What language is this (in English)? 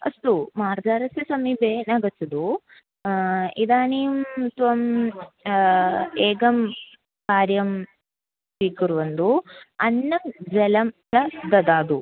Sanskrit